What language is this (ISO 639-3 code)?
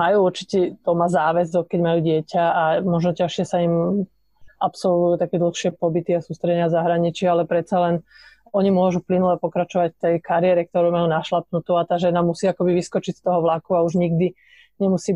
slk